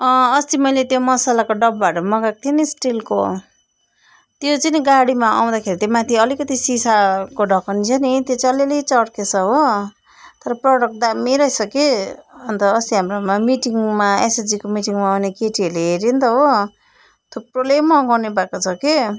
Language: Nepali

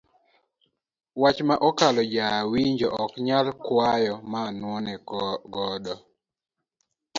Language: Luo (Kenya and Tanzania)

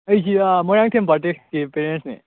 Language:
Manipuri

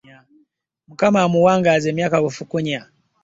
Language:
Ganda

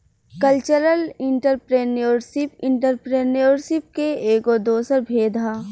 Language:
Bhojpuri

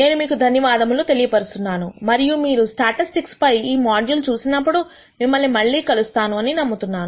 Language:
Telugu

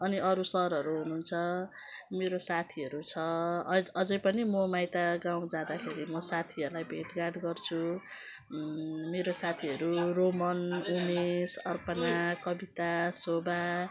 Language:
Nepali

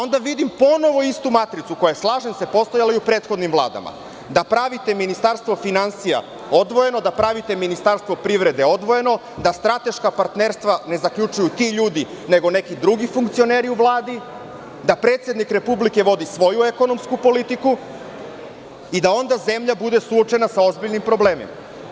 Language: Serbian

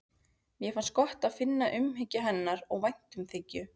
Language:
Icelandic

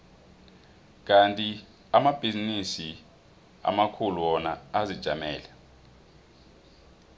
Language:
South Ndebele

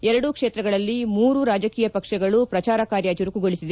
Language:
Kannada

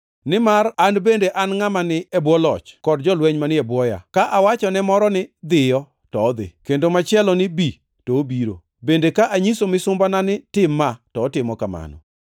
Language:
Luo (Kenya and Tanzania)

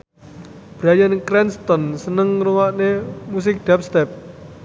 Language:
Javanese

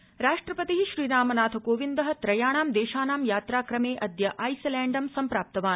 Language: Sanskrit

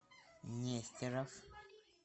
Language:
Russian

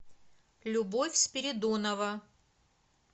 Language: Russian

